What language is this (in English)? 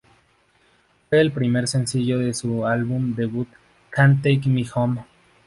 Spanish